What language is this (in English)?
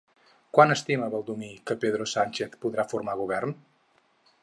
Catalan